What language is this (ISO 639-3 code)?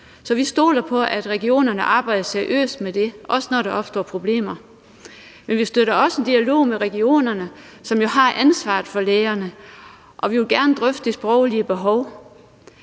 dan